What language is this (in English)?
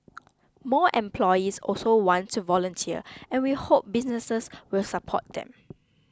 English